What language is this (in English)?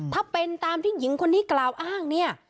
Thai